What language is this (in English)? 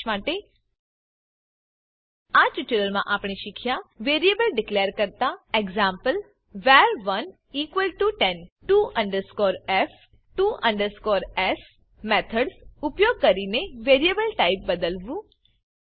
Gujarati